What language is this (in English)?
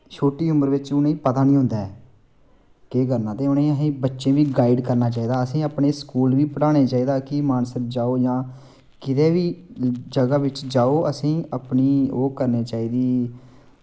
Dogri